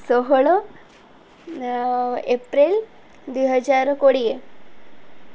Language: Odia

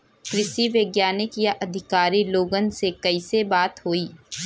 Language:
Bhojpuri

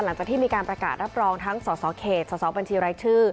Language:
Thai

